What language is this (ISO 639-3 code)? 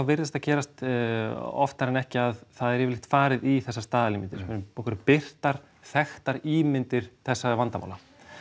isl